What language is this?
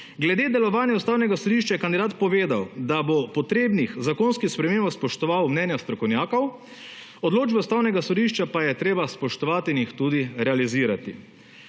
Slovenian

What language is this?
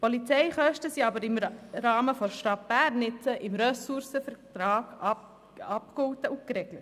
Swiss German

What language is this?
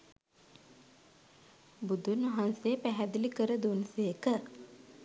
Sinhala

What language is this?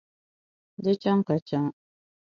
Dagbani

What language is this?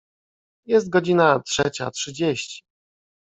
Polish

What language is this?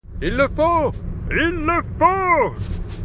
French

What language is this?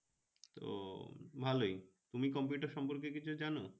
Bangla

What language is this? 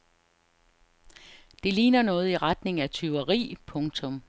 Danish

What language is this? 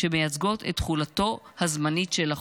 Hebrew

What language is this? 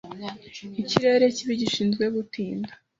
Kinyarwanda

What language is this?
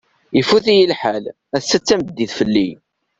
Kabyle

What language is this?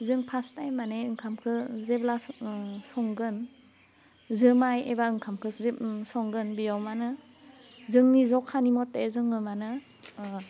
Bodo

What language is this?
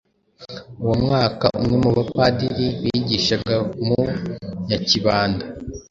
Kinyarwanda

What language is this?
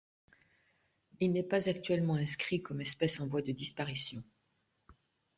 French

